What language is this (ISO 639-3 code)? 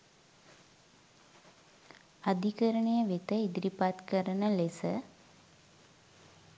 sin